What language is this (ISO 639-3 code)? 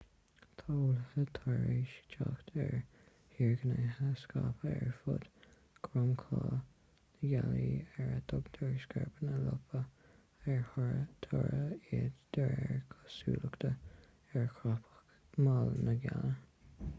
gle